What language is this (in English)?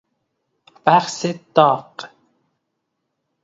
Persian